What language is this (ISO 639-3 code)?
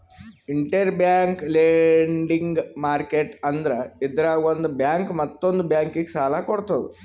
kan